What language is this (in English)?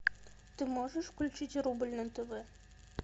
Russian